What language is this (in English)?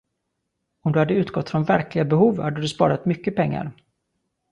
Swedish